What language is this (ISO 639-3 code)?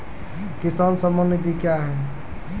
mai